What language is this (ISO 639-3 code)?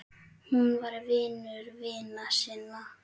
isl